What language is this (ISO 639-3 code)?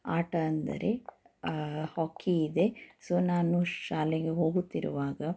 kan